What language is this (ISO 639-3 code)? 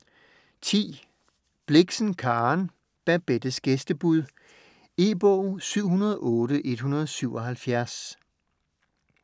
dan